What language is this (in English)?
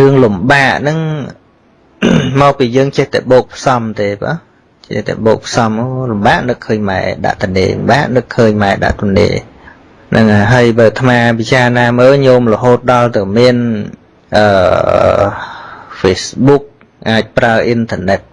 Vietnamese